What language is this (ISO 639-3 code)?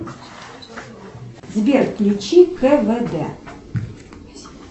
rus